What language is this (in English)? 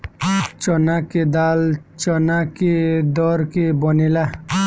Bhojpuri